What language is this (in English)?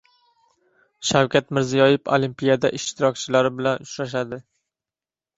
Uzbek